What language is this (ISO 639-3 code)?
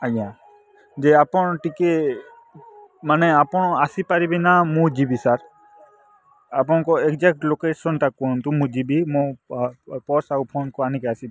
ori